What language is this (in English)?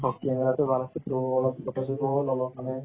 Assamese